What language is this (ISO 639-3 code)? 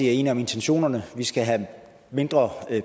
dan